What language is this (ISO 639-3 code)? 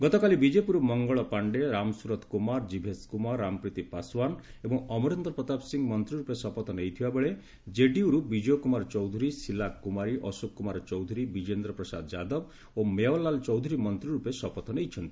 ori